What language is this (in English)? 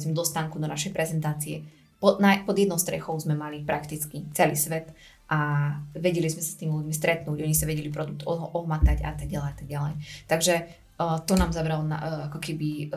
Slovak